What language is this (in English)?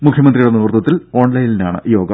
Malayalam